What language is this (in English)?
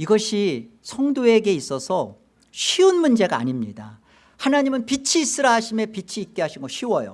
Korean